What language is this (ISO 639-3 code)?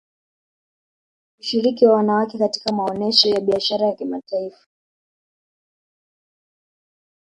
swa